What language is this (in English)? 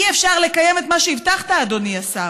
Hebrew